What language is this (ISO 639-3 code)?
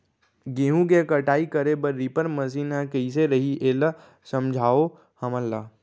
hne